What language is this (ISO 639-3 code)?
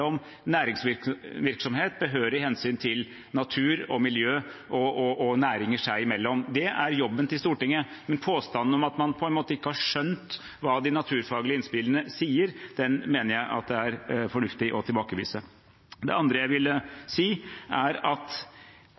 nob